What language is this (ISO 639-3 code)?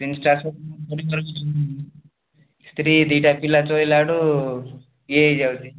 ori